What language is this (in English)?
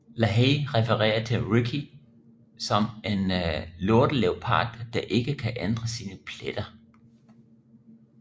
Danish